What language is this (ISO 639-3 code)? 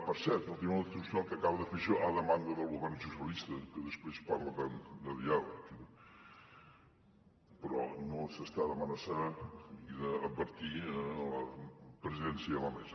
cat